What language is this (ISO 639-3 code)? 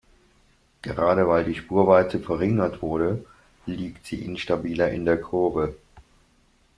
deu